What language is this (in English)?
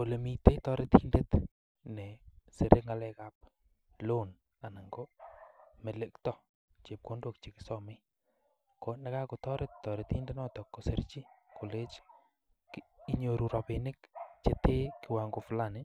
Kalenjin